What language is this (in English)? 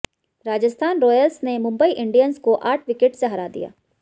Hindi